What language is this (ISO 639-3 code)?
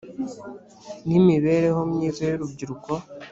kin